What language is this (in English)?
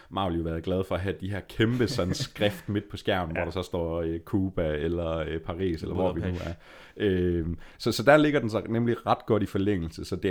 Danish